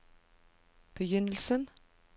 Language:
Norwegian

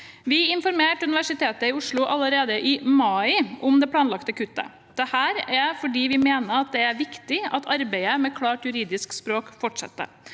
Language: Norwegian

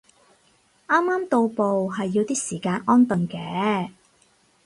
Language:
Cantonese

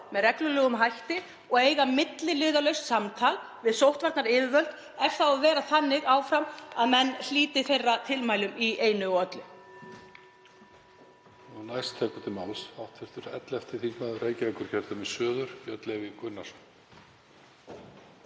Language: Icelandic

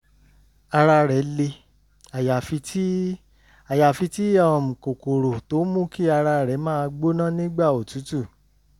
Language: Yoruba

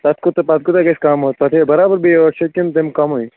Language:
Kashmiri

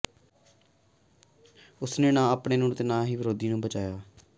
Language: Punjabi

